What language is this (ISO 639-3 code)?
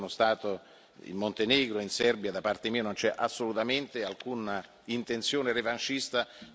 ita